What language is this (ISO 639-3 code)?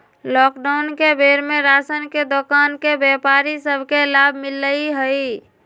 mag